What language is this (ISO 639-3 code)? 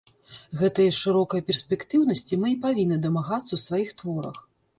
bel